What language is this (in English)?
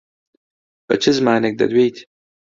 Central Kurdish